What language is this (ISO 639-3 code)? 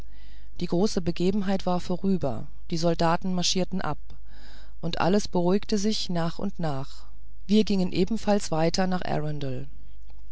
deu